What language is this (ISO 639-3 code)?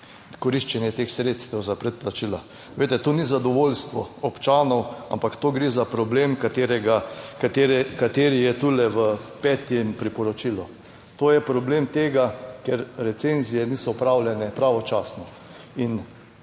slv